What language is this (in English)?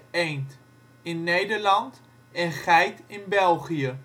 Dutch